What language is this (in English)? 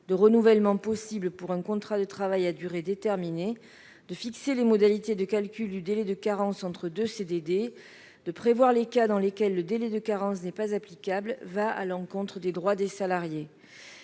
French